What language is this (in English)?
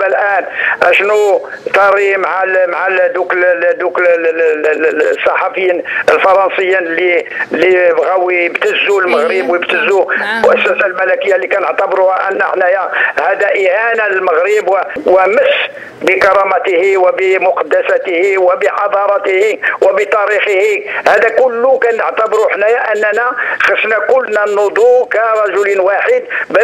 Arabic